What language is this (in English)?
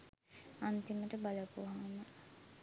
Sinhala